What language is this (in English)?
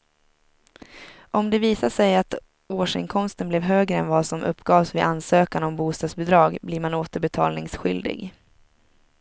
Swedish